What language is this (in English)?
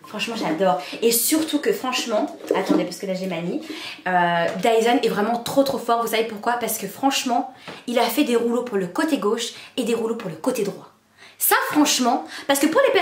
French